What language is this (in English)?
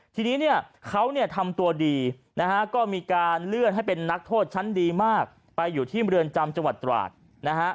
Thai